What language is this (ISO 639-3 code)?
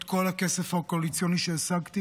heb